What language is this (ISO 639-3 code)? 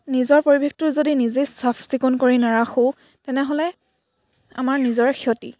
asm